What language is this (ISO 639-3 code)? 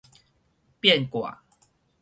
nan